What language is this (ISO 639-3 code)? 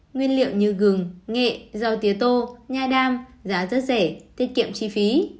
vie